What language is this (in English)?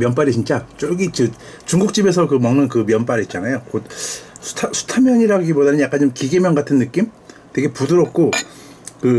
Korean